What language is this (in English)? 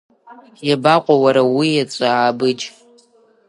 Abkhazian